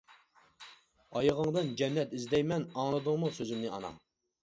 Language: Uyghur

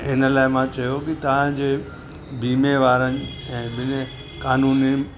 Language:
Sindhi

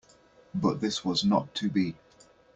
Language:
English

